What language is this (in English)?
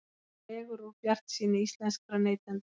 Icelandic